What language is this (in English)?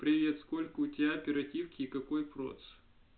Russian